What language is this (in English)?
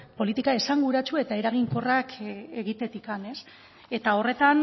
Basque